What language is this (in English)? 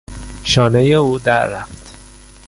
Persian